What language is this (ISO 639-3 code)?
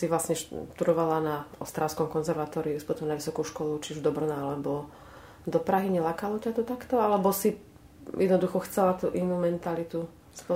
slk